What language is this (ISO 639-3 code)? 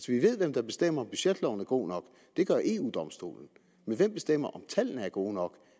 dan